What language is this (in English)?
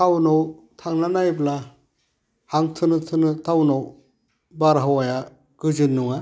Bodo